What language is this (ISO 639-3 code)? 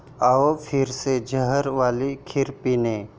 mar